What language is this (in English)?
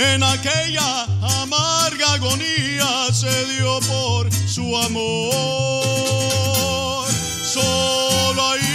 Spanish